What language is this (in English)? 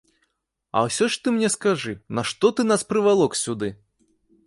Belarusian